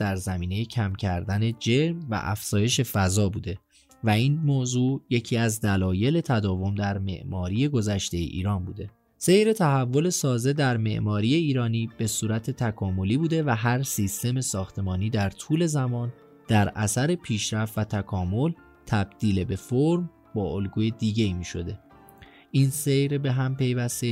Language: Persian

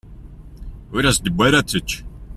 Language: Kabyle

